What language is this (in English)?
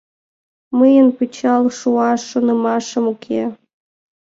Mari